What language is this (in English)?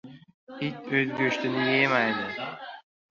Uzbek